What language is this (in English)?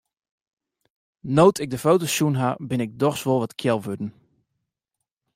Western Frisian